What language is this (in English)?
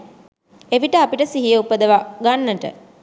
Sinhala